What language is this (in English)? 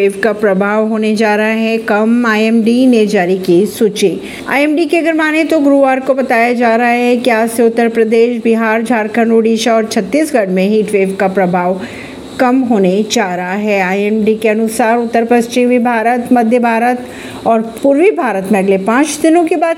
Hindi